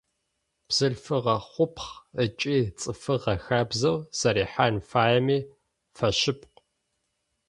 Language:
Adyghe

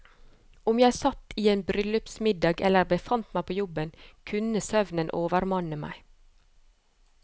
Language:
Norwegian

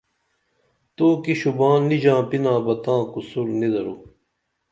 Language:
Dameli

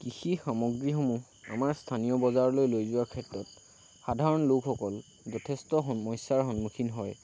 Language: Assamese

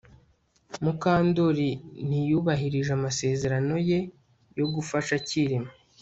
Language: Kinyarwanda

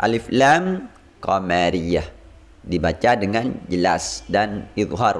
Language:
Indonesian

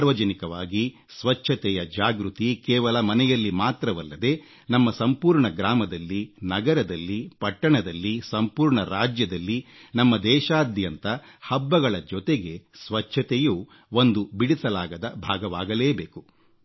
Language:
Kannada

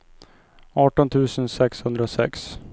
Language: Swedish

